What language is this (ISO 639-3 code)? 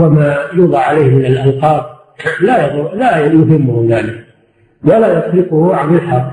ara